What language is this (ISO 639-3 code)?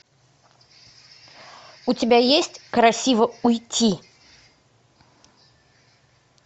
rus